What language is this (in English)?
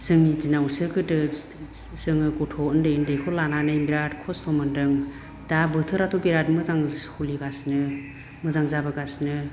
Bodo